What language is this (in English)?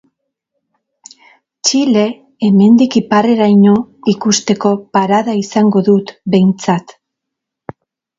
Basque